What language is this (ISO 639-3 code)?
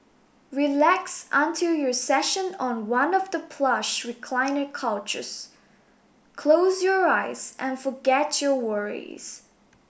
eng